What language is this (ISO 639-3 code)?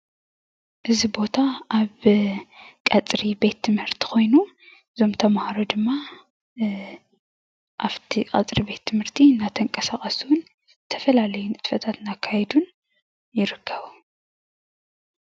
tir